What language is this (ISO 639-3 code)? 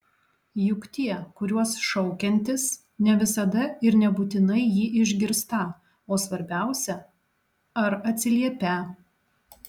lit